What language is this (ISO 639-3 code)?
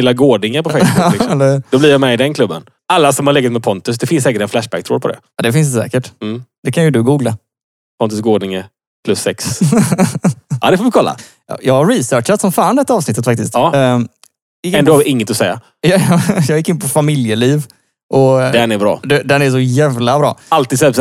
swe